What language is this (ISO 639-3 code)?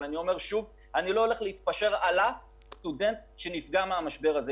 heb